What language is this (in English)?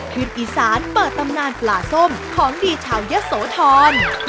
Thai